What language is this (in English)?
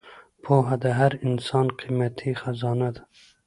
Pashto